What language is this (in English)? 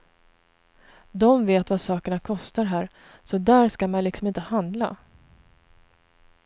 Swedish